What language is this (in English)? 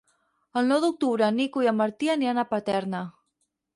Catalan